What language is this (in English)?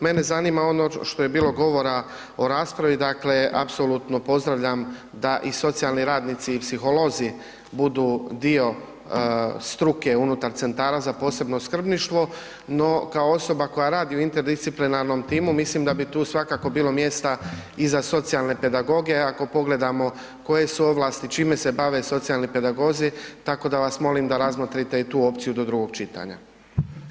Croatian